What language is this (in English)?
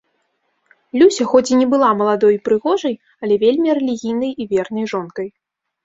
Belarusian